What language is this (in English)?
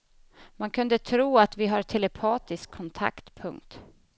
Swedish